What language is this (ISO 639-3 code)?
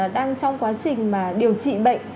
vie